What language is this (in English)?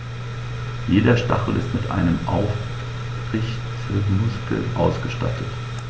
German